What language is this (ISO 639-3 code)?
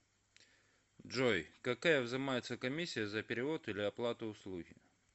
rus